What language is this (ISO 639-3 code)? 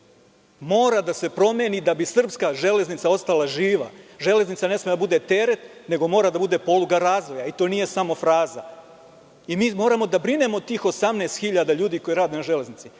srp